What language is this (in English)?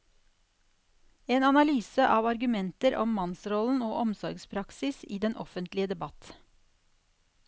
Norwegian